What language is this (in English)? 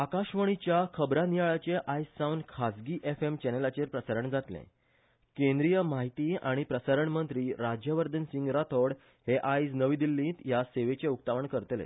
Konkani